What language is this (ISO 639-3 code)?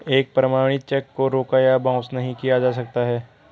hin